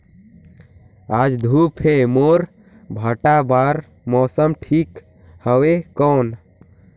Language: Chhattisgarhi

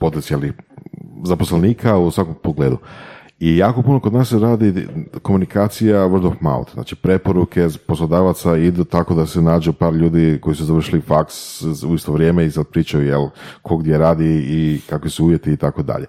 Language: Croatian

